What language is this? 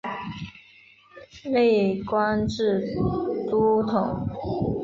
Chinese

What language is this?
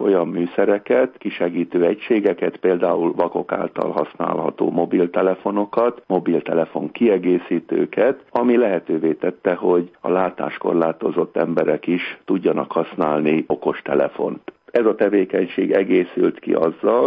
Hungarian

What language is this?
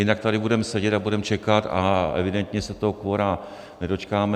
Czech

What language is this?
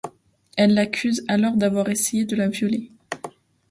French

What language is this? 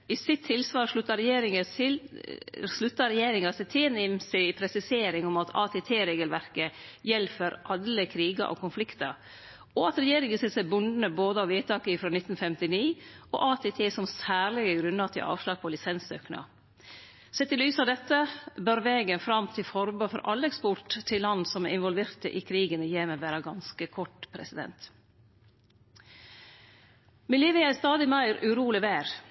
Norwegian Nynorsk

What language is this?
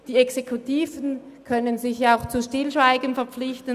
Swiss German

